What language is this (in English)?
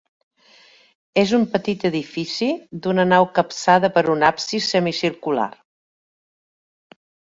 Catalan